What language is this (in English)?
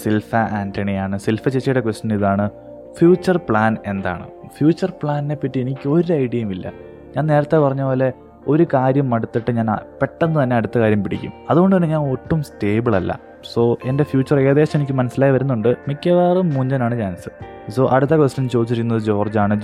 Malayalam